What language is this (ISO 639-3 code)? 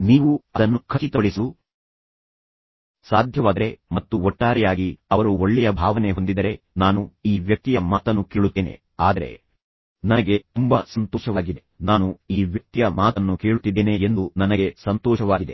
kan